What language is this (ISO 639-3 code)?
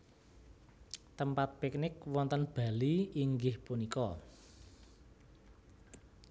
jav